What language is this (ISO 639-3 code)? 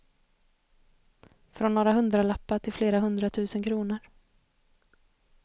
swe